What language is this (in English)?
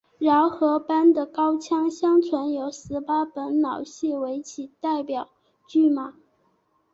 Chinese